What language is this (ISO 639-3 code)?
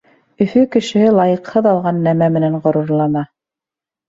bak